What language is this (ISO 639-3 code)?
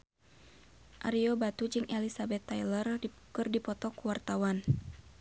sun